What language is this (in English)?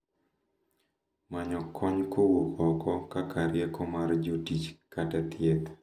Luo (Kenya and Tanzania)